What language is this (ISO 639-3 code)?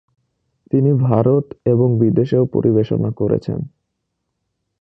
ben